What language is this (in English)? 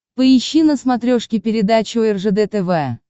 Russian